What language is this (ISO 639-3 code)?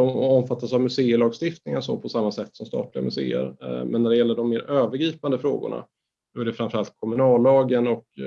swe